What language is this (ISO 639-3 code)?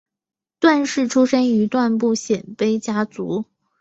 zho